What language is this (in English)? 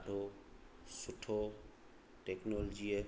Sindhi